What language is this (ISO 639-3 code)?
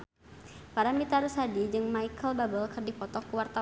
sun